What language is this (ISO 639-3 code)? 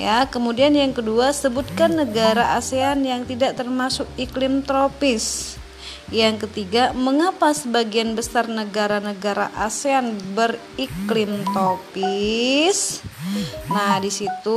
ind